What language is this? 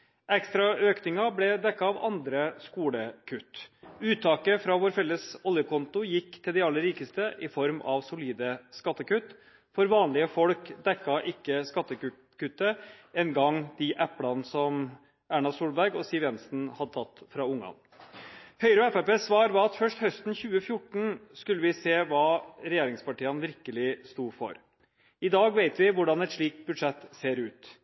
Norwegian Bokmål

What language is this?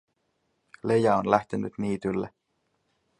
Finnish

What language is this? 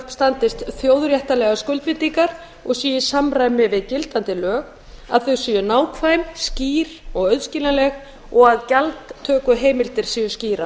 Icelandic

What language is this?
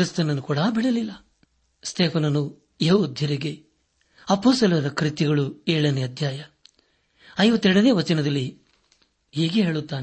Kannada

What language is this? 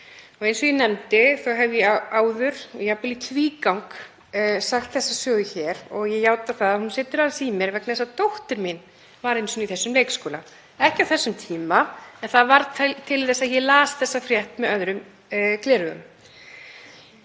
Icelandic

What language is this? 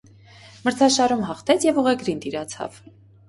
Armenian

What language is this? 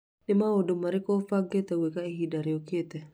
Kikuyu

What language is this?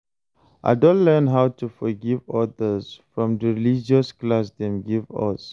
Nigerian Pidgin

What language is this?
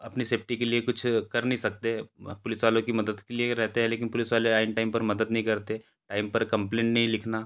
Hindi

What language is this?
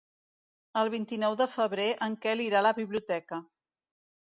Catalan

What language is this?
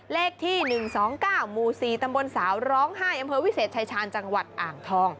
Thai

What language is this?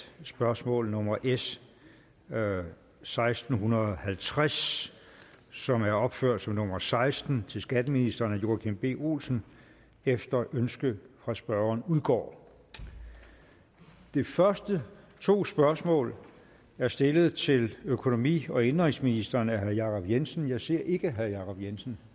Danish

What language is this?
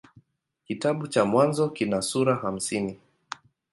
Swahili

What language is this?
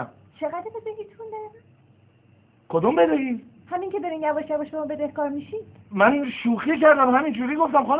Persian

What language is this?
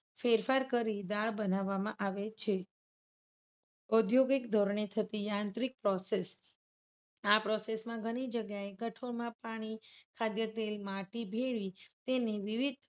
Gujarati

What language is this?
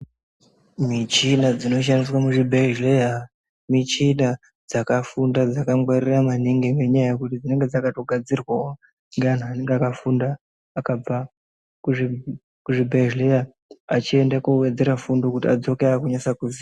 Ndau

